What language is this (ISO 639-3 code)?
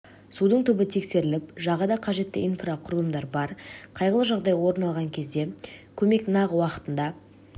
kaz